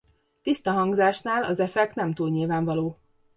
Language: Hungarian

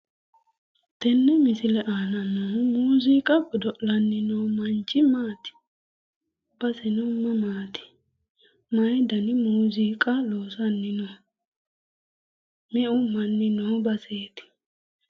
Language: Sidamo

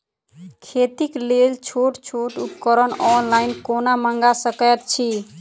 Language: Maithili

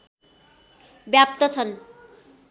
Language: Nepali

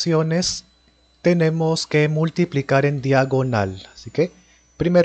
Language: Spanish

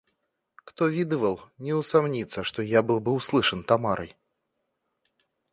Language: Russian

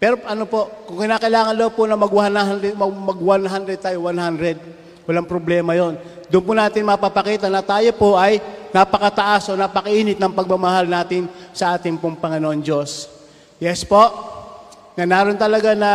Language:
Filipino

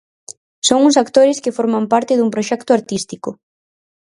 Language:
Galician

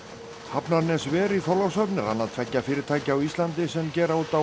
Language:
Icelandic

